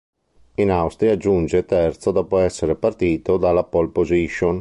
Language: Italian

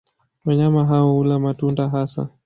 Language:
Swahili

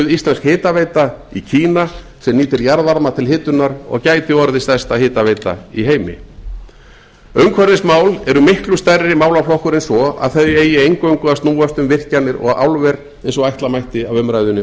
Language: Icelandic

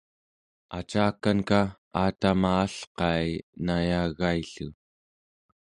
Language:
Central Yupik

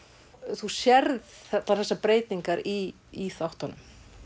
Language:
Icelandic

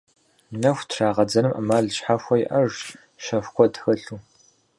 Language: Kabardian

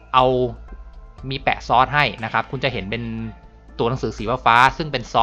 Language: Thai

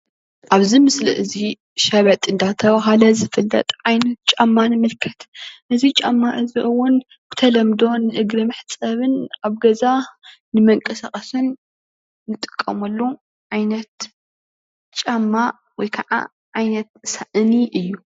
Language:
Tigrinya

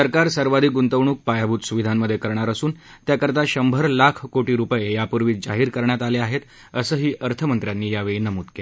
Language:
Marathi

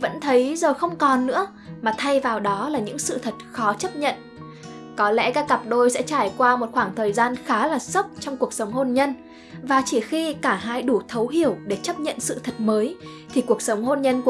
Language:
Vietnamese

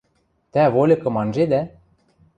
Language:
Western Mari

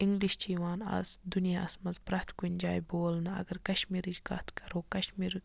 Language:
Kashmiri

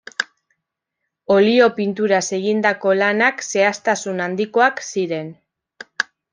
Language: Basque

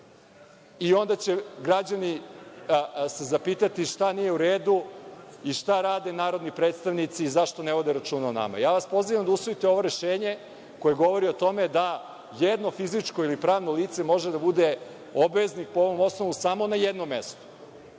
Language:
Serbian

